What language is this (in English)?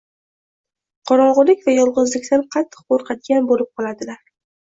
Uzbek